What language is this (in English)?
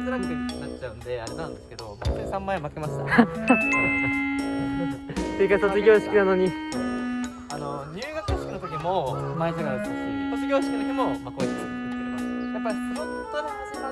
Japanese